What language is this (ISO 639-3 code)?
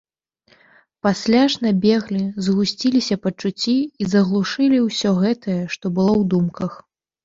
bel